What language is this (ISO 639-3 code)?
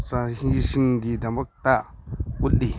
mni